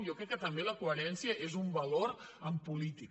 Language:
Catalan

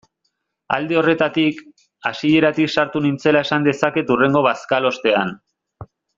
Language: Basque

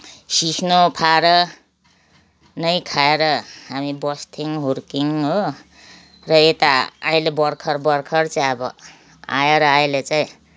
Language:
Nepali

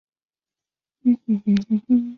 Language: Chinese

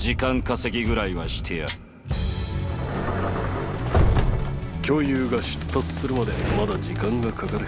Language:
Japanese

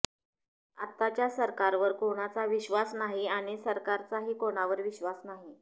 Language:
Marathi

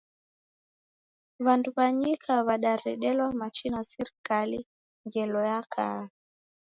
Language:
Taita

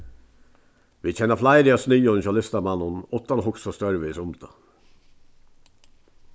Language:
Faroese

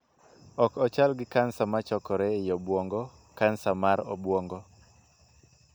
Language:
Luo (Kenya and Tanzania)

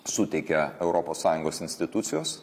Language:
Lithuanian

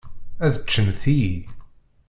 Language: Kabyle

